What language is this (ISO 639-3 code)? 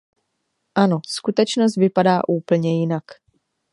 ces